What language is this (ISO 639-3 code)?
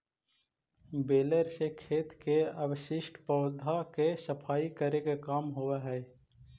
mag